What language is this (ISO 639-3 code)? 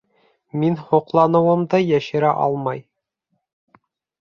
bak